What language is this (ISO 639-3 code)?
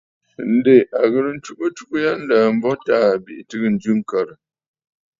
bfd